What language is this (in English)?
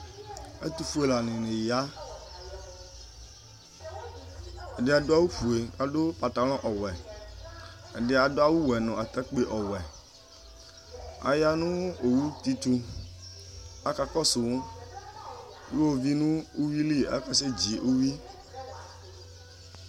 Ikposo